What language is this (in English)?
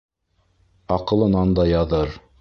Bashkir